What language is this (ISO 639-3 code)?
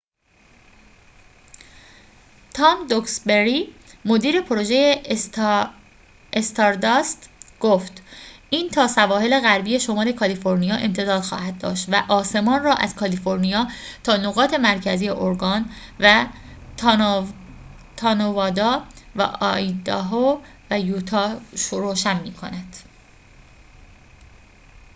fas